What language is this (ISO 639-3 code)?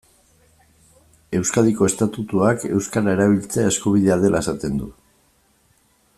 eus